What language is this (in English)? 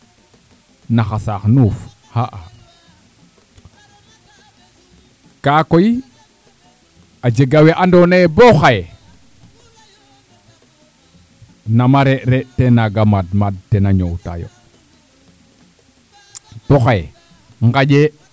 Serer